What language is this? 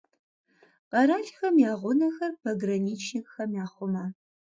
Kabardian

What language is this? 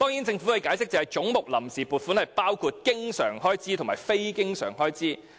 Cantonese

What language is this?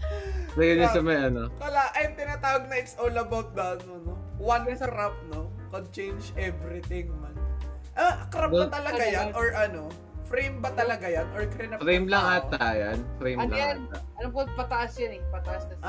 Filipino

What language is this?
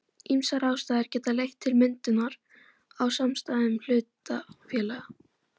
Icelandic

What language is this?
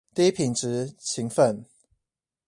Chinese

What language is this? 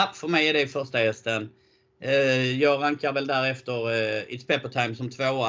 Swedish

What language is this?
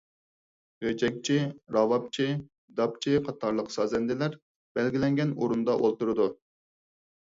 Uyghur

